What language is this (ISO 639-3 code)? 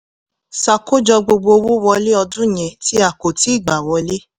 yor